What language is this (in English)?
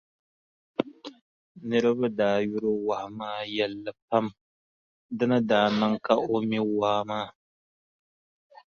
Dagbani